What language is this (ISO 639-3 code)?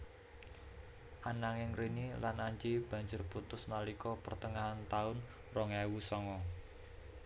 jav